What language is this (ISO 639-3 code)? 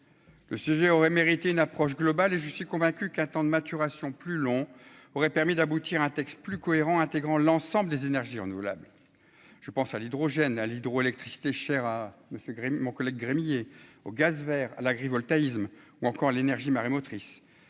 fra